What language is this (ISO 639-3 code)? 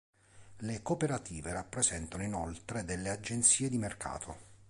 ita